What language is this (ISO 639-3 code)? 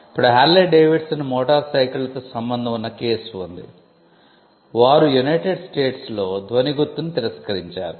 tel